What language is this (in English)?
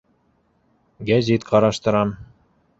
Bashkir